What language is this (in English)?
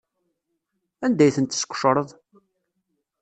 Kabyle